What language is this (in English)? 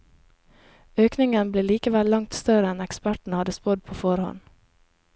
Norwegian